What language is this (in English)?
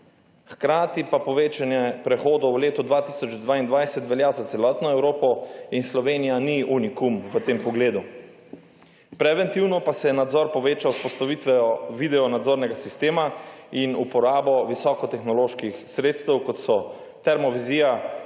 Slovenian